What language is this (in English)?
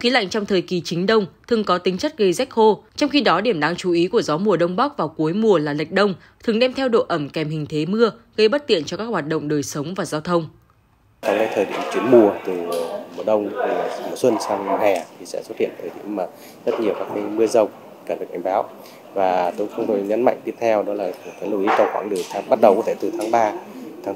Vietnamese